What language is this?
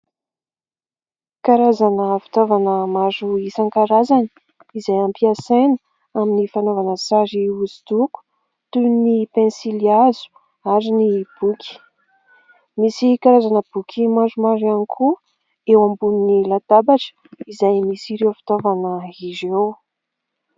Malagasy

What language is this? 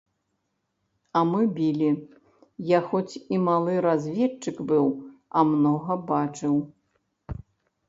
Belarusian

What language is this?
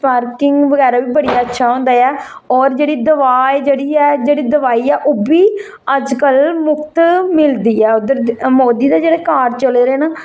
Dogri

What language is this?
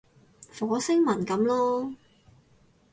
Cantonese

